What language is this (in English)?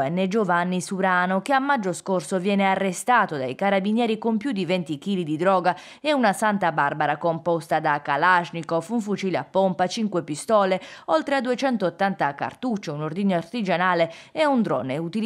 Italian